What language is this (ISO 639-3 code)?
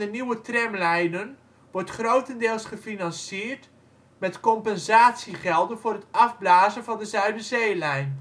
nld